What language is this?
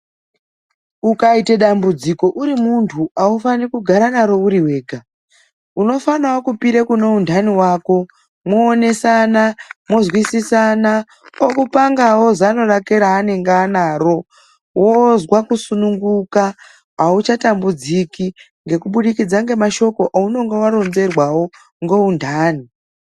Ndau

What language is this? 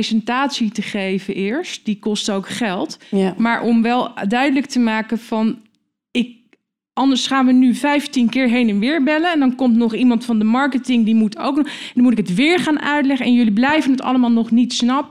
Dutch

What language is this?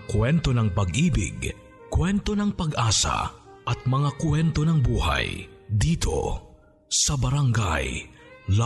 Filipino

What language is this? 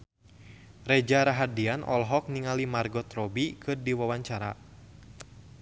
Sundanese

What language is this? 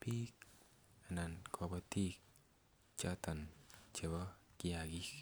Kalenjin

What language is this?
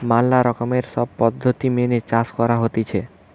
Bangla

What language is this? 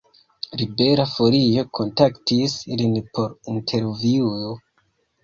Esperanto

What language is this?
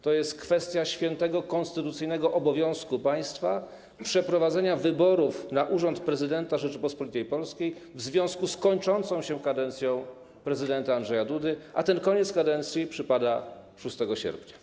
Polish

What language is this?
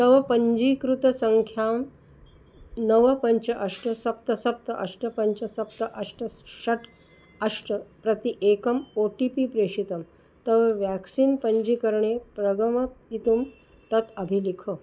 Sanskrit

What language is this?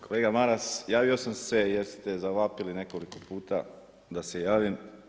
Croatian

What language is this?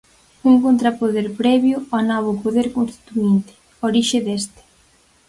Galician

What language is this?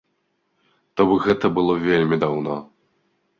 Belarusian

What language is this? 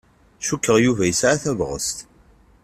Kabyle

